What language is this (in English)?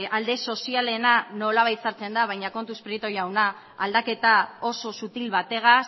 Basque